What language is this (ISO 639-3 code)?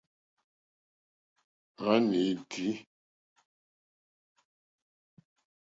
bri